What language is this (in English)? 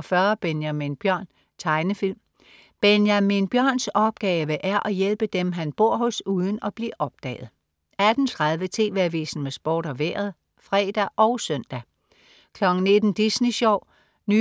Danish